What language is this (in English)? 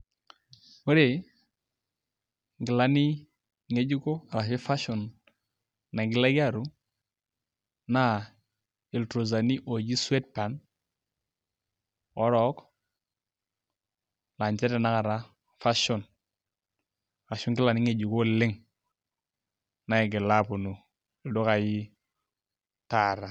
Masai